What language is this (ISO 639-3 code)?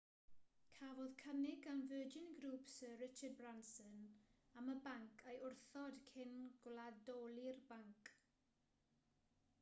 cym